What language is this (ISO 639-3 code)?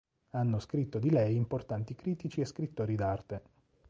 ita